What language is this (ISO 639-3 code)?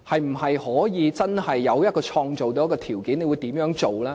yue